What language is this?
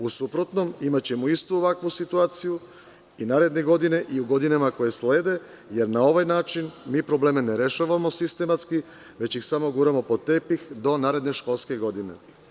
Serbian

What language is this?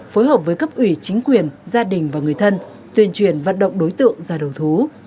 Vietnamese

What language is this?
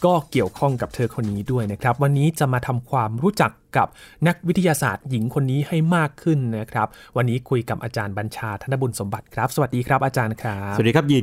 Thai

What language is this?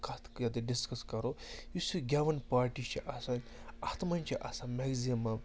Kashmiri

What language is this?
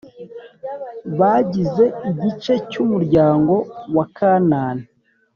Kinyarwanda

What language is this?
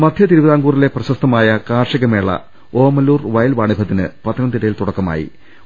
Malayalam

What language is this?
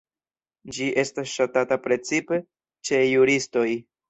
Esperanto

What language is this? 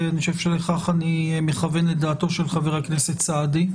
Hebrew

